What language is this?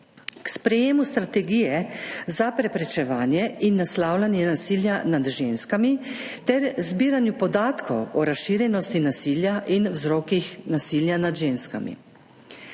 Slovenian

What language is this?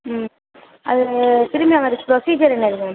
Tamil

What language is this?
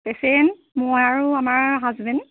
Assamese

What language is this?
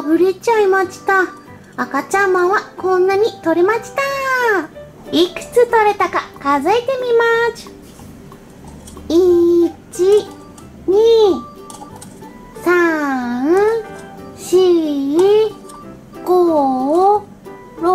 Japanese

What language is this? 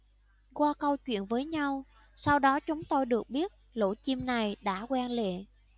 Vietnamese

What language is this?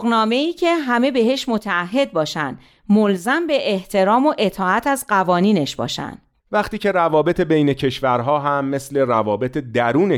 Persian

